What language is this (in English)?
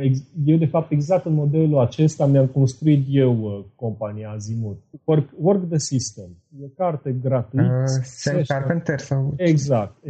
Romanian